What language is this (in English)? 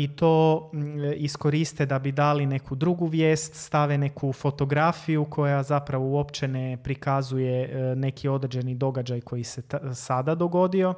Croatian